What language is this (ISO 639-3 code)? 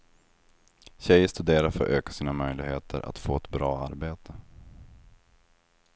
swe